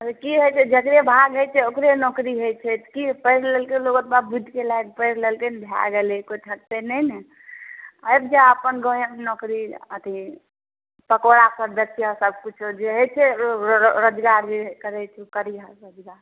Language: Maithili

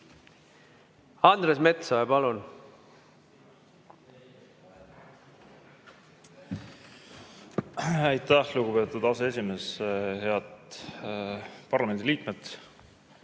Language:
Estonian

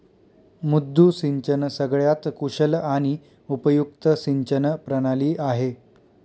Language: Marathi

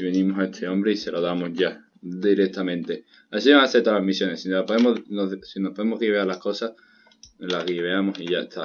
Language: Spanish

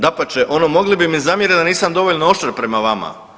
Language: Croatian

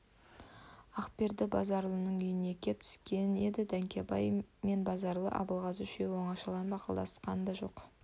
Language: Kazakh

